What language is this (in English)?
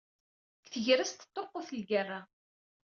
Kabyle